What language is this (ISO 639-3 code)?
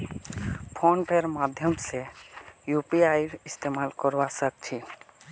mag